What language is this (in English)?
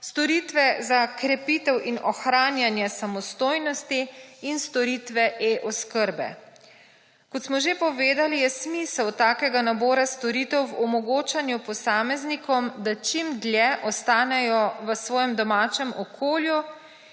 Slovenian